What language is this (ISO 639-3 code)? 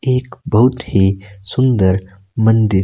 hin